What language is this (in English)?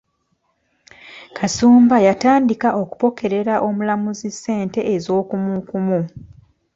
Ganda